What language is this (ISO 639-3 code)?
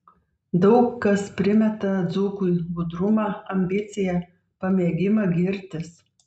lit